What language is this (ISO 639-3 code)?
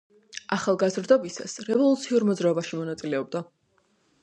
kat